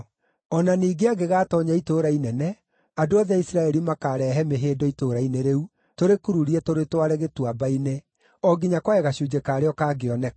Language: Kikuyu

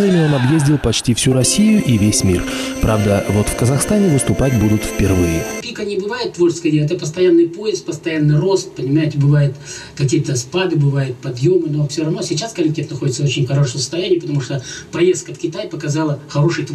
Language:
Russian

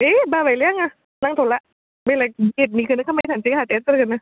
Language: Bodo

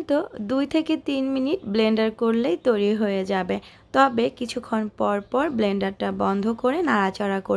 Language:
Hindi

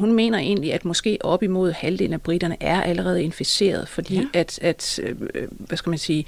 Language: Danish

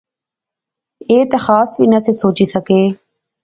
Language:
Pahari-Potwari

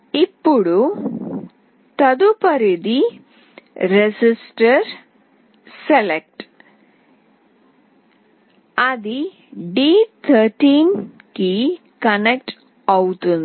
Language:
Telugu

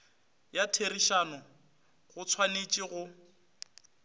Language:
Northern Sotho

